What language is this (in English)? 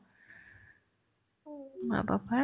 Assamese